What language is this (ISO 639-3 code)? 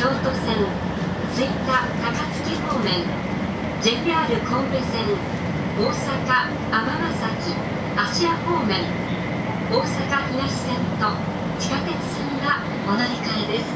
jpn